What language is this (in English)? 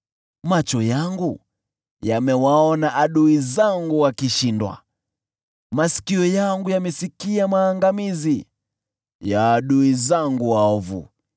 Swahili